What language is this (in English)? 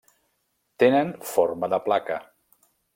Catalan